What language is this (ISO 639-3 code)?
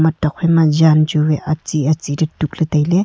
nnp